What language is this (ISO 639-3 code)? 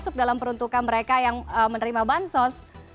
ind